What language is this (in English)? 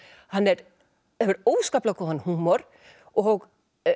Icelandic